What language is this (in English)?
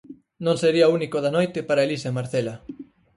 Galician